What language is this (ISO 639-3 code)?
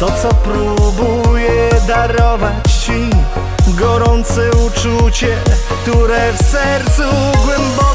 pol